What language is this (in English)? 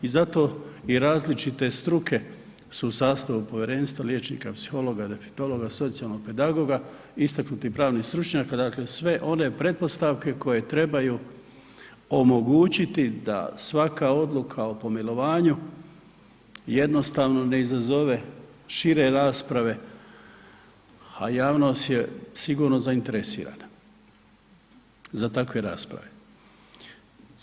Croatian